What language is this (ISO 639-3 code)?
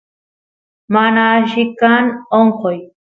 qus